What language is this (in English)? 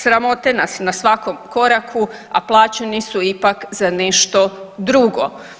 Croatian